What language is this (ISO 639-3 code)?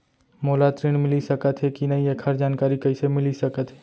hne